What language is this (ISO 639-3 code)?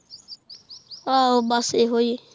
pan